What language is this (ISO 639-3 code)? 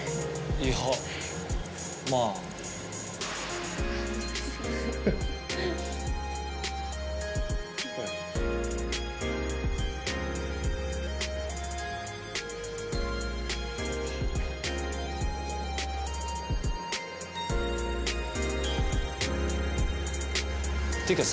jpn